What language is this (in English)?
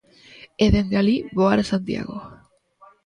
Galician